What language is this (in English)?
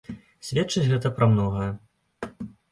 Belarusian